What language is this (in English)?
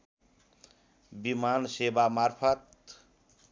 Nepali